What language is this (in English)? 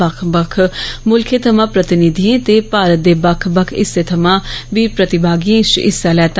Dogri